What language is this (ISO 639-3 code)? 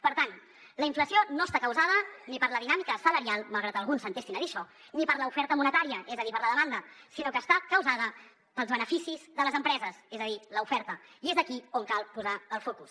cat